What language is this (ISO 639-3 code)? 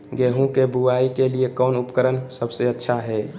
mag